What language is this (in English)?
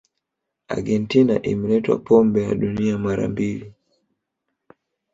Swahili